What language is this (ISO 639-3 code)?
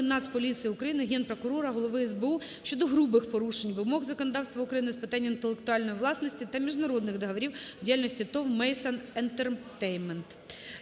ukr